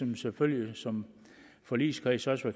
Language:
Danish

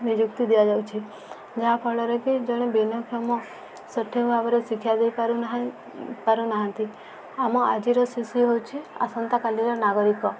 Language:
Odia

